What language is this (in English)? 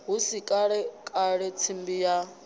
Venda